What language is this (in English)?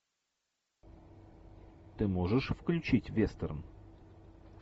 Russian